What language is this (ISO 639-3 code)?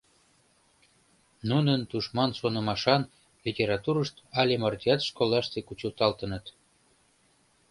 chm